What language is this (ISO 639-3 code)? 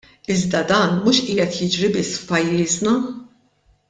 mlt